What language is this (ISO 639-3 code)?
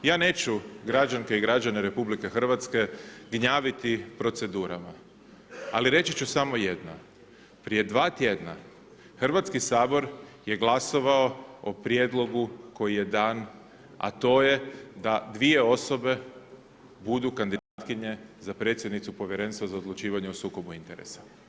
hrv